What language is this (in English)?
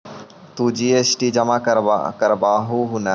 Magahi